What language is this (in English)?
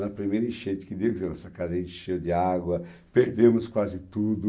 Portuguese